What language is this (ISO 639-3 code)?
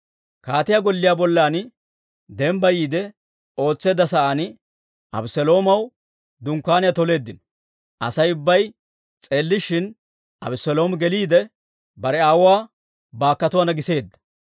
dwr